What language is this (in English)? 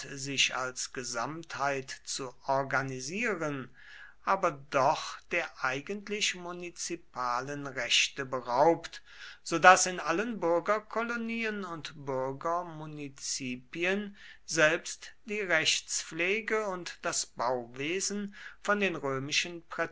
German